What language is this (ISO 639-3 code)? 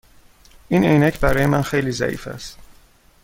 fas